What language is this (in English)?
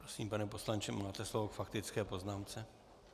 Czech